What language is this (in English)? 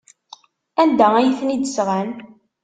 Kabyle